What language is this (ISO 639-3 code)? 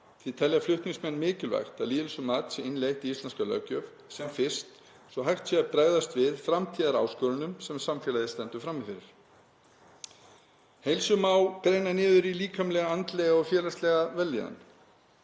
isl